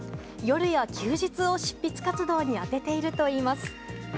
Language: Japanese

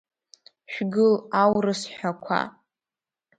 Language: Abkhazian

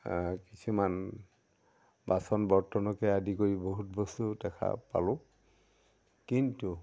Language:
Assamese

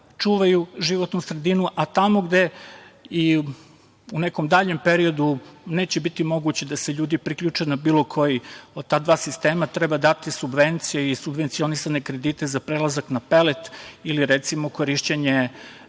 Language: Serbian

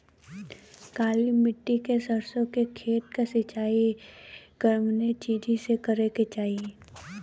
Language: Bhojpuri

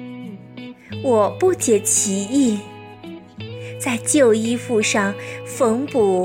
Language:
Chinese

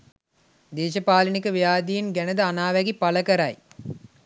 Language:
Sinhala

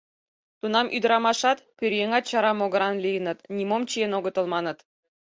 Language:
Mari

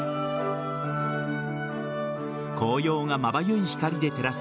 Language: Japanese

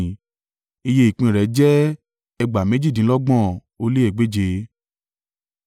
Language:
Yoruba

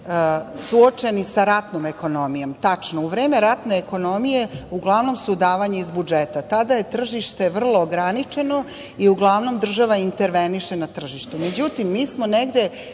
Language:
Serbian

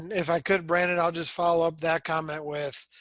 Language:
English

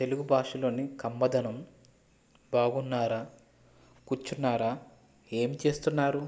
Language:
Telugu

